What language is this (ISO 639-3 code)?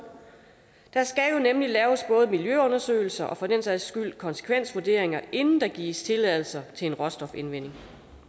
dan